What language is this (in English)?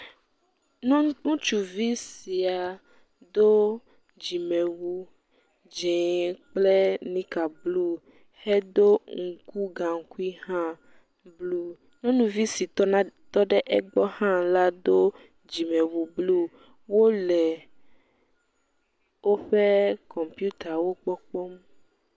Ewe